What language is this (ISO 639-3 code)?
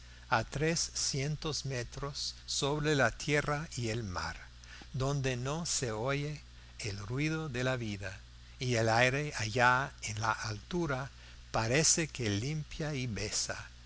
spa